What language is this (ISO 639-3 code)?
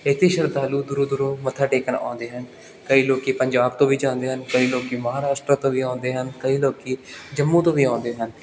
pan